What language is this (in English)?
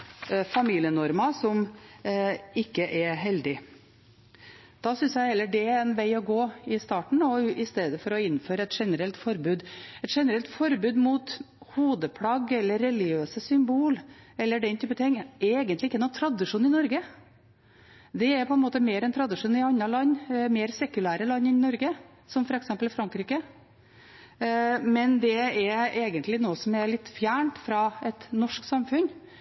Norwegian Bokmål